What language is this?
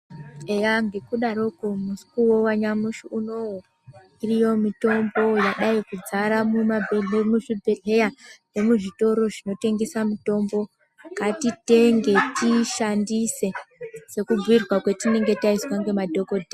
Ndau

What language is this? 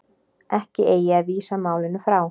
Icelandic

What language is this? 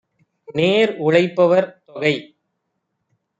Tamil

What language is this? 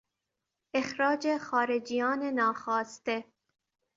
Persian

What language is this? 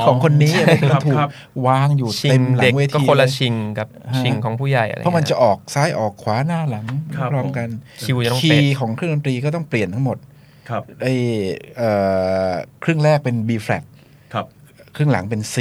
Thai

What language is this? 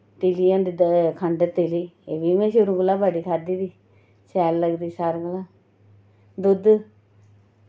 Dogri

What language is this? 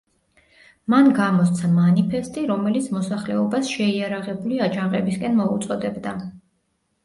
Georgian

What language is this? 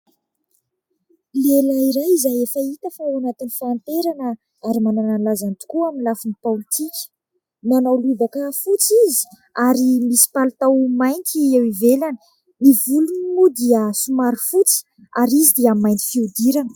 Malagasy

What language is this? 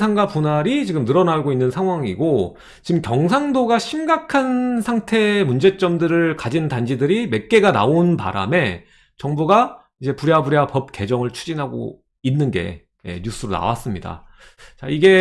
Korean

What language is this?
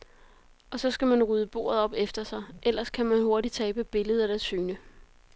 Danish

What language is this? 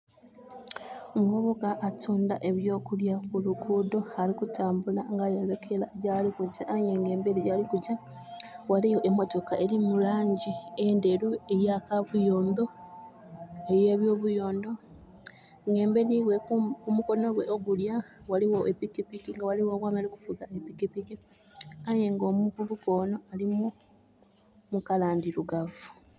Soga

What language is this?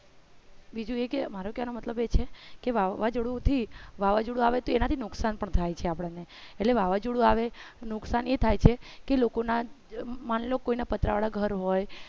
Gujarati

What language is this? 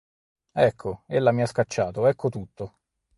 Italian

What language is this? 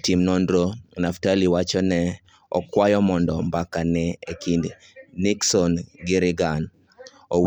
Luo (Kenya and Tanzania)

